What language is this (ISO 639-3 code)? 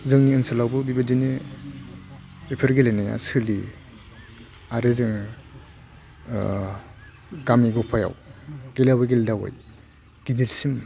brx